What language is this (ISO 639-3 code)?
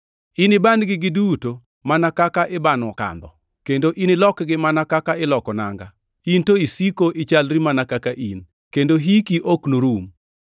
luo